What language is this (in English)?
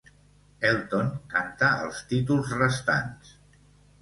Catalan